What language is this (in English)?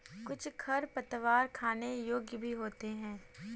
Hindi